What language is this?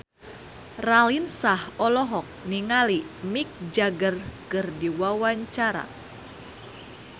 Sundanese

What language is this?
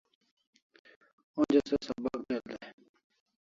Kalasha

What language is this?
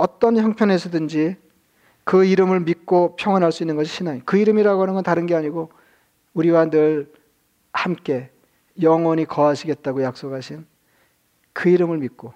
Korean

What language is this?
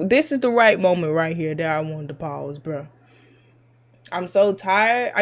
English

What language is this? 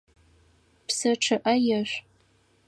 Adyghe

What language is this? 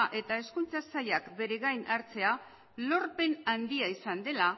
Basque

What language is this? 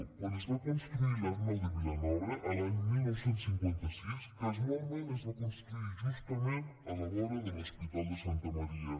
Catalan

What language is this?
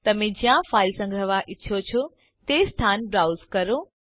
Gujarati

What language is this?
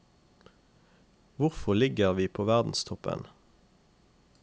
Norwegian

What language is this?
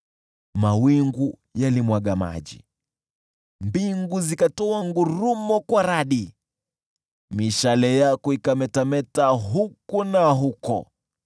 Swahili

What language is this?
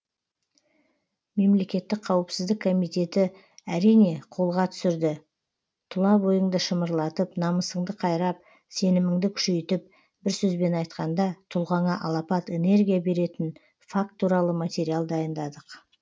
Kazakh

